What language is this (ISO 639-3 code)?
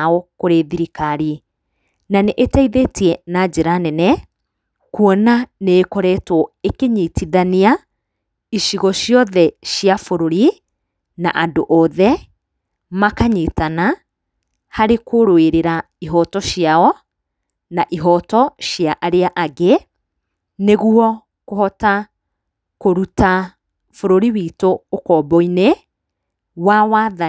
kik